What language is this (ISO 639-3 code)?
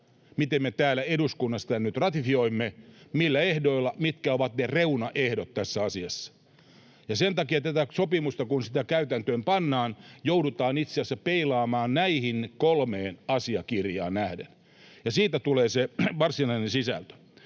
fin